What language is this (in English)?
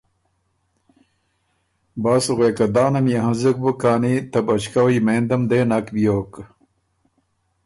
Ormuri